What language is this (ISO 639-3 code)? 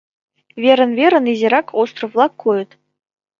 chm